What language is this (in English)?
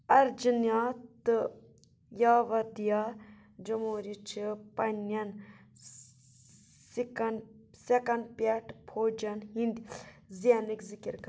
Kashmiri